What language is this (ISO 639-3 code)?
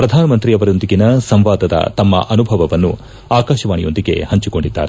kan